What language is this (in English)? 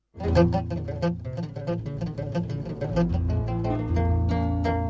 Fula